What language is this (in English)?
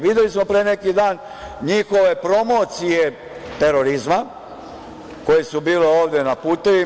Serbian